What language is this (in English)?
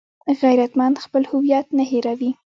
Pashto